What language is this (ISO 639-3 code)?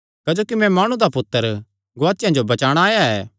xnr